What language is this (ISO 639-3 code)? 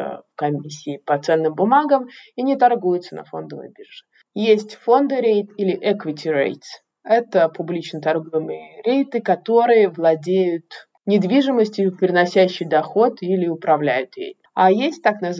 rus